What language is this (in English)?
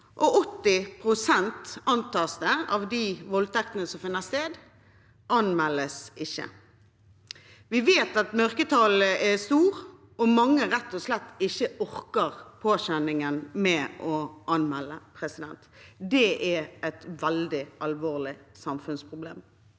Norwegian